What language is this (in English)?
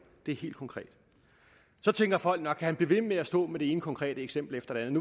Danish